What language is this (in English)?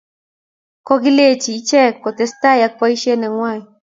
Kalenjin